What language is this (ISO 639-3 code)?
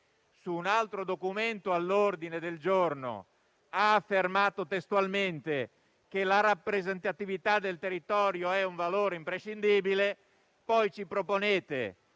ita